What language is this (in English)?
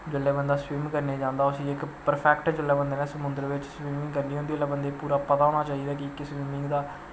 Dogri